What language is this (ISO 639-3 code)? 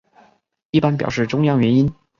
zho